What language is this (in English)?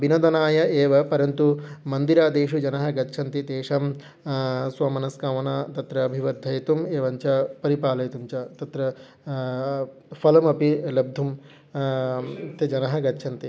Sanskrit